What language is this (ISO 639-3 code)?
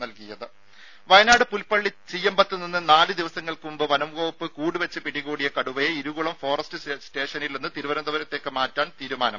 mal